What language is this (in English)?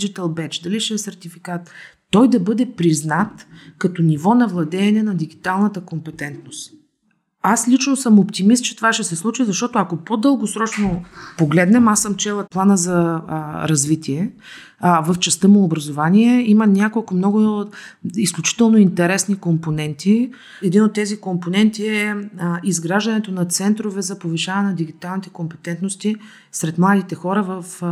Bulgarian